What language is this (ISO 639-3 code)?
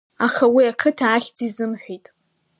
abk